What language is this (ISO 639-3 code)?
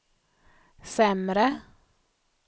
swe